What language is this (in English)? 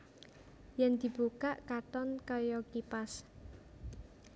Javanese